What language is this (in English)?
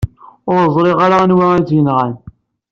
Kabyle